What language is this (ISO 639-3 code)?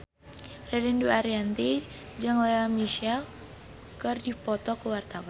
sun